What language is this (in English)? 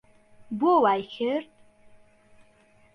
Central Kurdish